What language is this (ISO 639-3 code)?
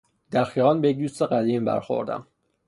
fas